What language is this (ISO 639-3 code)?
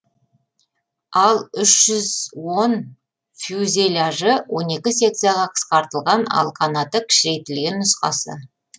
kaz